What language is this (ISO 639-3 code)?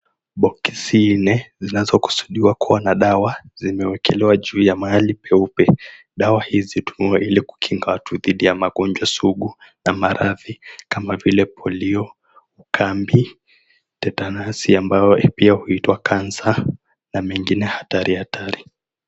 swa